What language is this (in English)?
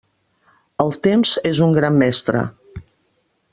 Catalan